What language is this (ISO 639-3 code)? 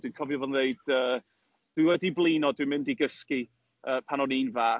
cym